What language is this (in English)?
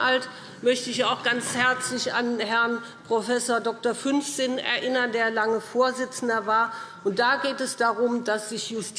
German